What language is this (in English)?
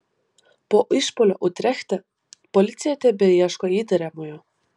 Lithuanian